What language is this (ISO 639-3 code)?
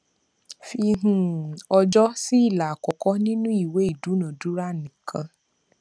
yor